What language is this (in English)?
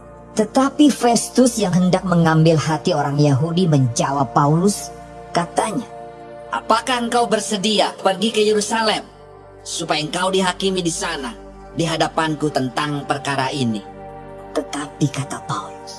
Indonesian